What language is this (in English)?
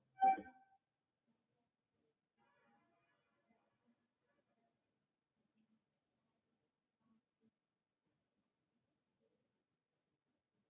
Bangla